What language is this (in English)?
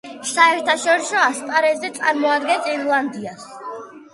Georgian